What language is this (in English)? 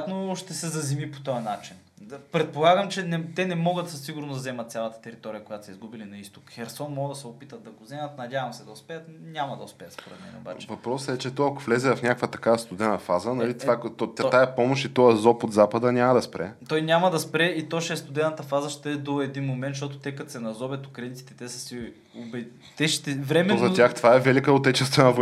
Bulgarian